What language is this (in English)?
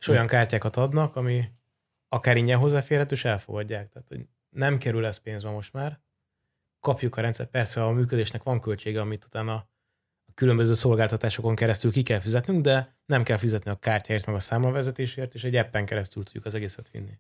Hungarian